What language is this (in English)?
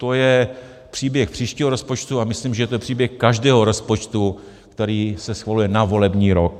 Czech